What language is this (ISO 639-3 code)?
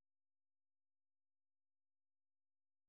rus